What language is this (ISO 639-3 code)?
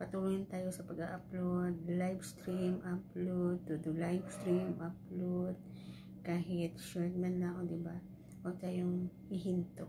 fil